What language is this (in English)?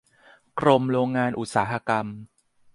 Thai